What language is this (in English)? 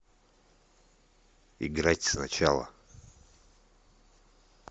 Russian